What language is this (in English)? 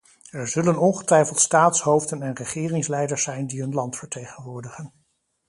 Dutch